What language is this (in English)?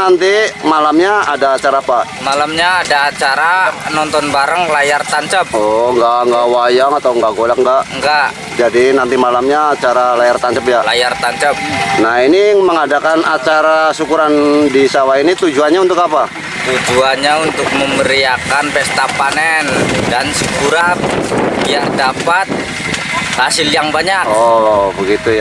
Indonesian